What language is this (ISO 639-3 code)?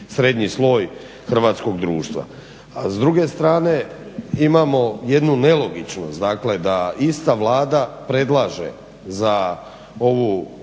hrv